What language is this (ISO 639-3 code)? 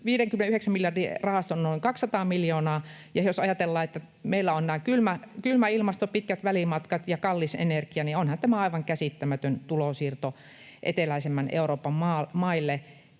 fin